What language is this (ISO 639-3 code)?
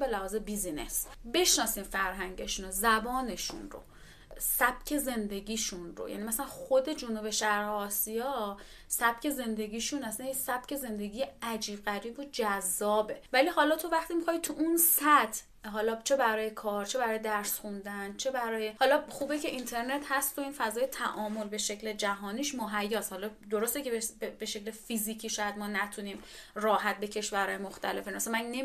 fas